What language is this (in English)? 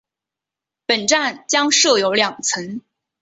Chinese